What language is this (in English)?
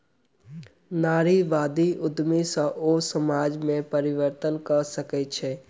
Maithili